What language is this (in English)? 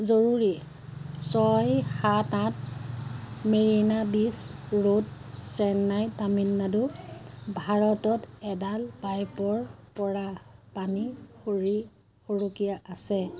Assamese